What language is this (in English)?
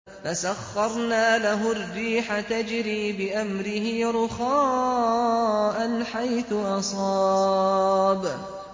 Arabic